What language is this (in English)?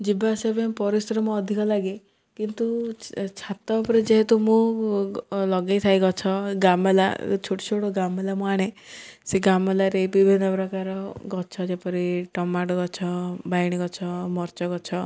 Odia